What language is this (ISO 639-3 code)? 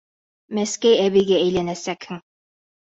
bak